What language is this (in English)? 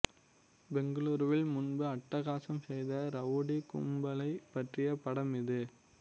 Tamil